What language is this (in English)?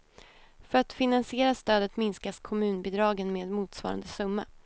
Swedish